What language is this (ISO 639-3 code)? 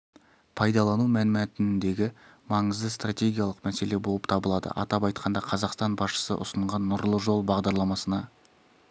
kaz